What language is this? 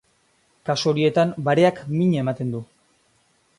Basque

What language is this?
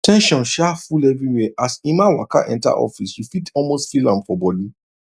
Nigerian Pidgin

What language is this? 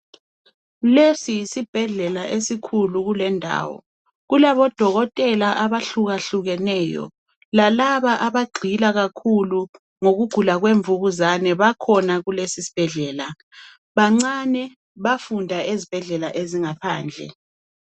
North Ndebele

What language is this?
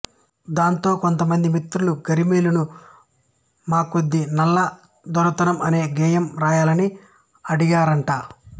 Telugu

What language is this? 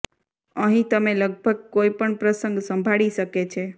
Gujarati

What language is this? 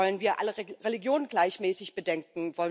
German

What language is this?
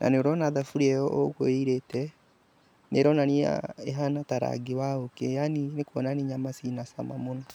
Kikuyu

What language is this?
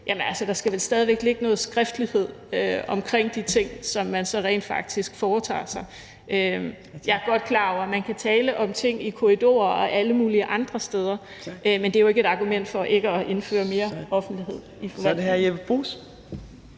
Danish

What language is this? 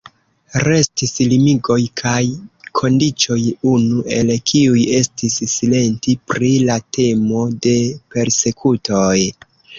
Esperanto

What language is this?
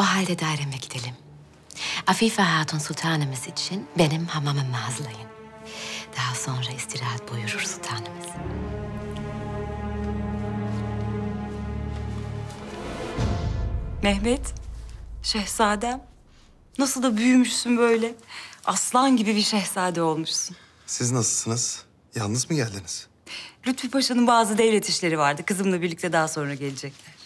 Turkish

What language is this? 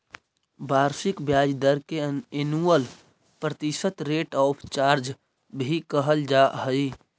Magahi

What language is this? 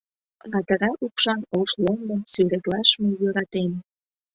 Mari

